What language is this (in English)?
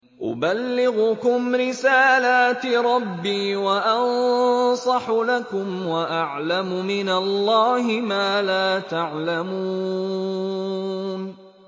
Arabic